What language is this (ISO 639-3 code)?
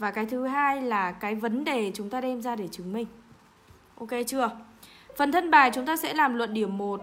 vie